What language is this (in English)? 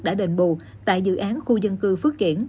Vietnamese